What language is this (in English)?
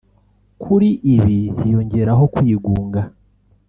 Kinyarwanda